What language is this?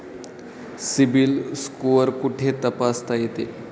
Marathi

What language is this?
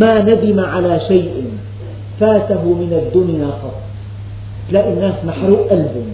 Arabic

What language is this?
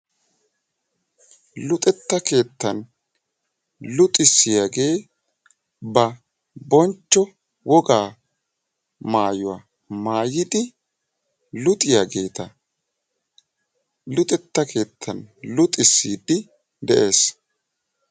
Wolaytta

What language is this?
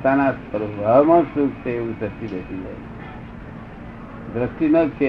Gujarati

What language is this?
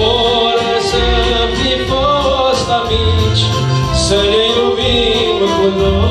Romanian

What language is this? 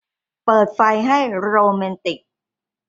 Thai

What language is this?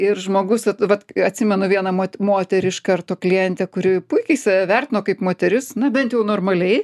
Lithuanian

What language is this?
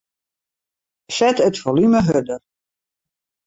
Western Frisian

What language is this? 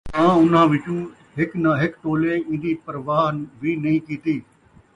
Saraiki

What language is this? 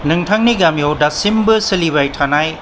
Bodo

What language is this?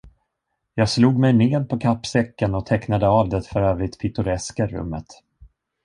Swedish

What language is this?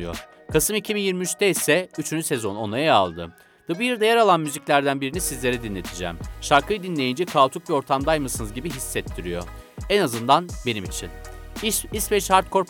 Turkish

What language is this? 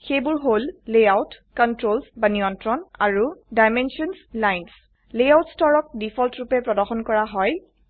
Assamese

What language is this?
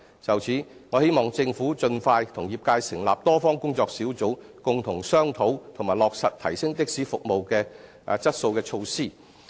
Cantonese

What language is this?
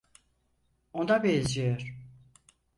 Turkish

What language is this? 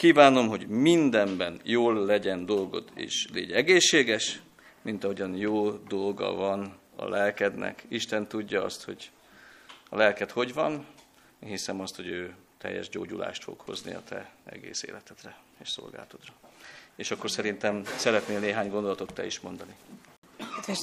Hungarian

